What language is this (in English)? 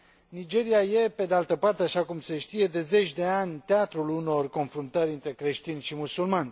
Romanian